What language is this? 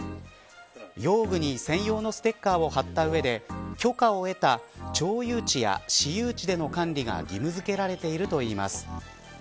Japanese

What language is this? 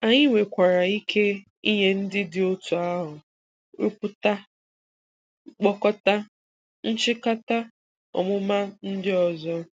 Igbo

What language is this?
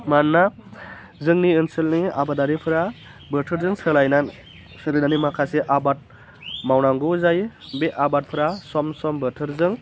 Bodo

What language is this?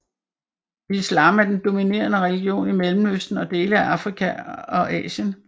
Danish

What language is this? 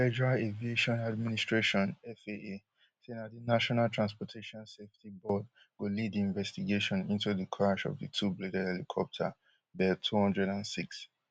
Nigerian Pidgin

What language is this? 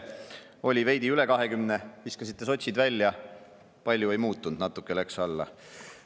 Estonian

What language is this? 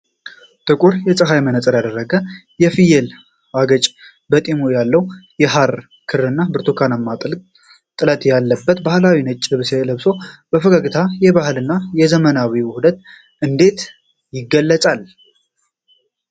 Amharic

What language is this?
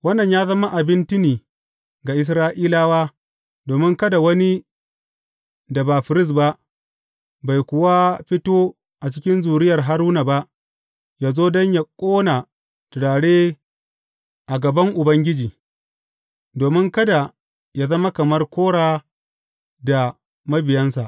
Hausa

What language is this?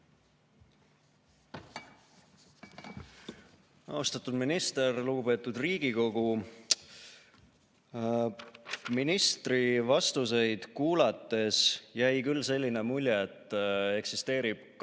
Estonian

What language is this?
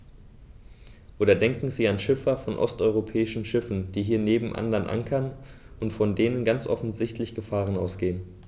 German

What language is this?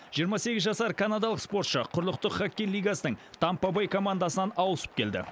Kazakh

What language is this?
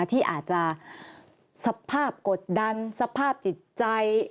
Thai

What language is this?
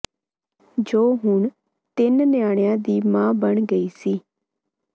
Punjabi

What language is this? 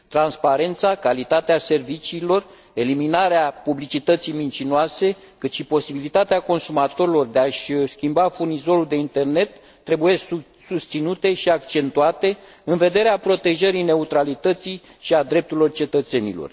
Romanian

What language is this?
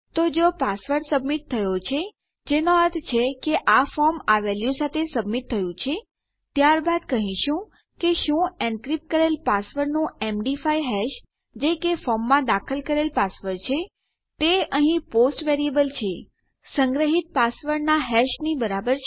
Gujarati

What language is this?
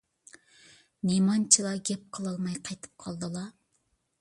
Uyghur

